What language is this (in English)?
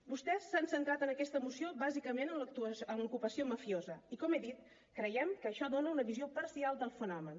Catalan